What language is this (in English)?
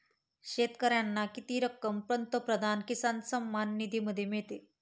Marathi